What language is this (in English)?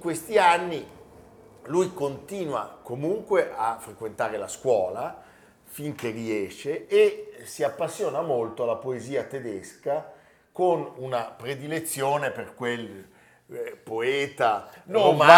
Italian